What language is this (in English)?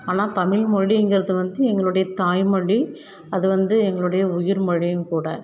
Tamil